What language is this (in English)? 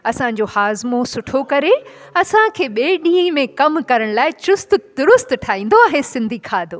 Sindhi